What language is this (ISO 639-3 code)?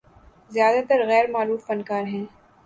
urd